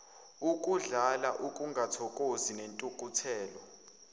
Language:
Zulu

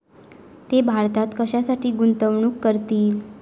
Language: Marathi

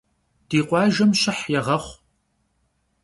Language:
Kabardian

